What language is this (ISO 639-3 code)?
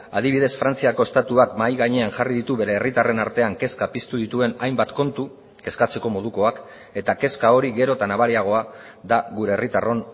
eus